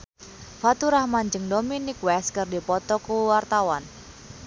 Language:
Sundanese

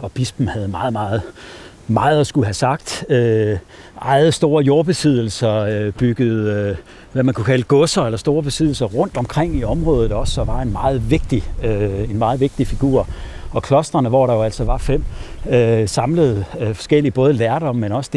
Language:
Danish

